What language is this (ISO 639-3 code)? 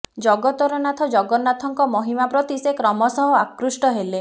ori